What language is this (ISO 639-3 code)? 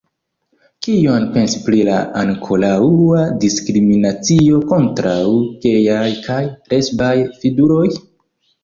epo